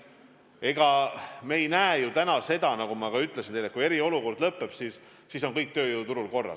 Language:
Estonian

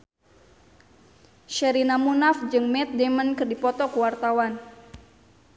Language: Sundanese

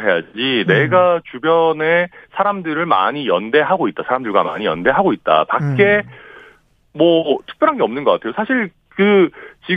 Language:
Korean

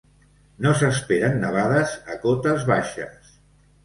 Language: Catalan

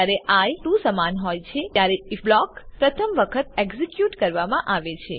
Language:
Gujarati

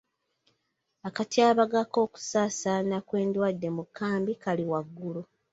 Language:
Ganda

